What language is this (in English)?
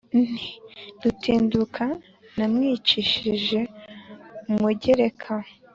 Kinyarwanda